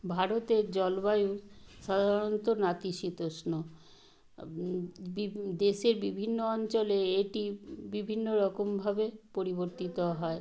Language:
Bangla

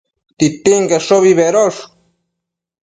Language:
Matsés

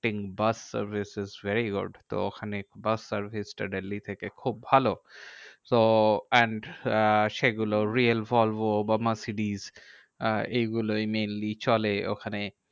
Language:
Bangla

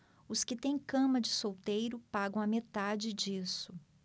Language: Portuguese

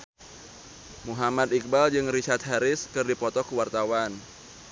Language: Sundanese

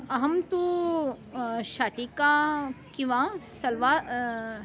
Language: Sanskrit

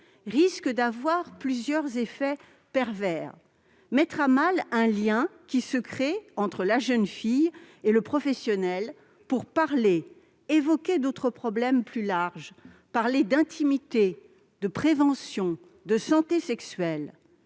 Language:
French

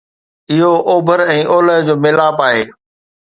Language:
Sindhi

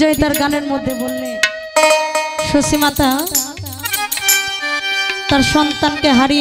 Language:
Hindi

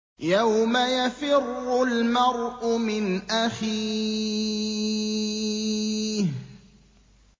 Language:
Arabic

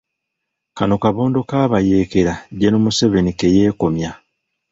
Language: Ganda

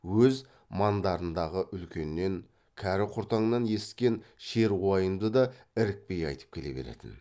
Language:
Kazakh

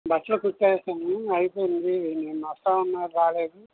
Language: Telugu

